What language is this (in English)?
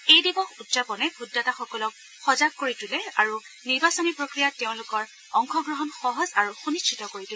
Assamese